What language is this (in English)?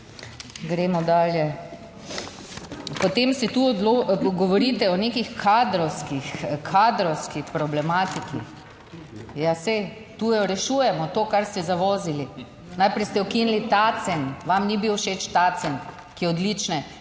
Slovenian